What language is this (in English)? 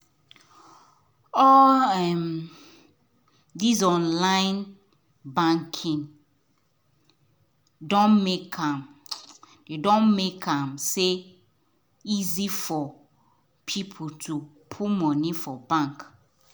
Nigerian Pidgin